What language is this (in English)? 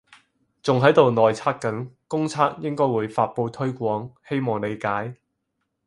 Cantonese